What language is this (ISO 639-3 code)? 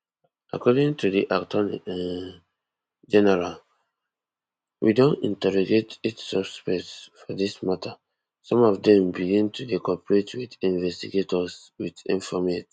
pcm